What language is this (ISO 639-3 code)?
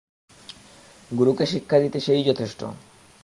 ben